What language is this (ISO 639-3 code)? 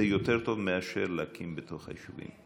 heb